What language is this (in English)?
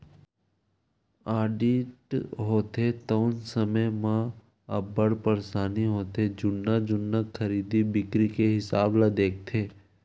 Chhattisgarhi